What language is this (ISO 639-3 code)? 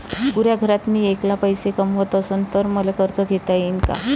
mar